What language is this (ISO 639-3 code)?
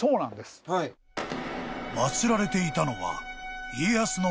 jpn